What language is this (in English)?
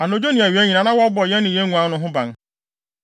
Akan